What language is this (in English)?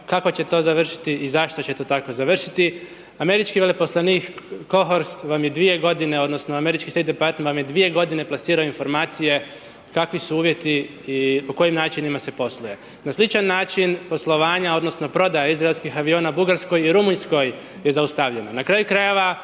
Croatian